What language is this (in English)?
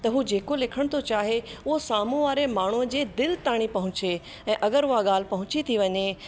Sindhi